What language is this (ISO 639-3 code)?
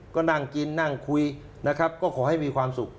tha